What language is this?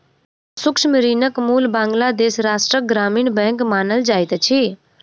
Maithili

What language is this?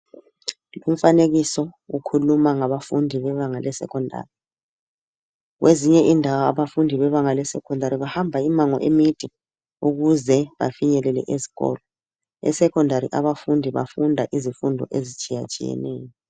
North Ndebele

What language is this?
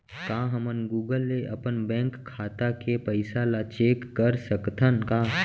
Chhattisgarhi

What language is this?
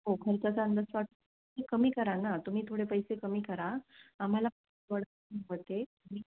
Marathi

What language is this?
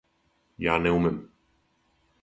Serbian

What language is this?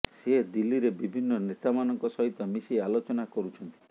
Odia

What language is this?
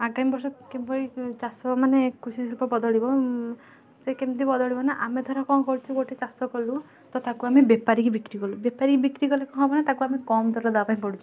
Odia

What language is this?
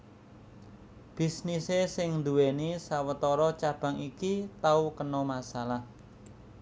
Javanese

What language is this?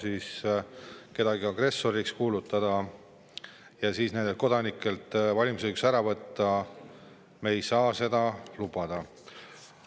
Estonian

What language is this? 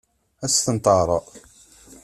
Kabyle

